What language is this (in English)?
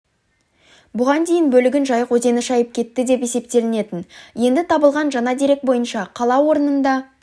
Kazakh